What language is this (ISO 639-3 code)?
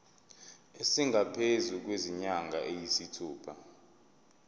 zul